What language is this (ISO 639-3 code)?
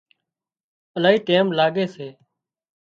kxp